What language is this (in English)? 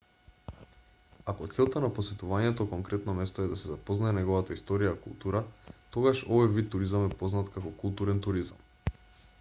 Macedonian